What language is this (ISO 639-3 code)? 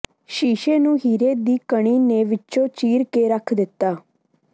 pan